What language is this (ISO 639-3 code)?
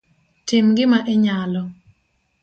luo